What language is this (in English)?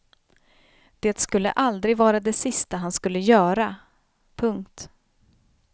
Swedish